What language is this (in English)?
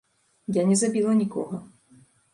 Belarusian